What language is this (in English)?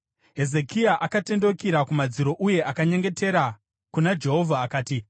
Shona